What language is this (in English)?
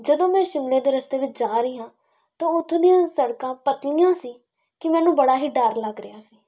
Punjabi